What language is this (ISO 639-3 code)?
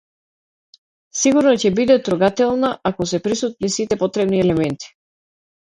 mkd